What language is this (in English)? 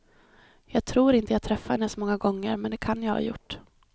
Swedish